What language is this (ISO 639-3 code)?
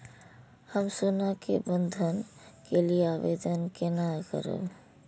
mai